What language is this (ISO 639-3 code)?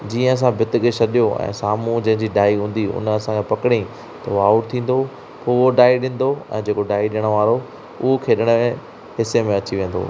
snd